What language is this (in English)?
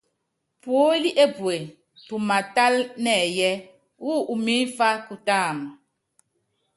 Yangben